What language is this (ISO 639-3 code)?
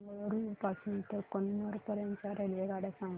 mar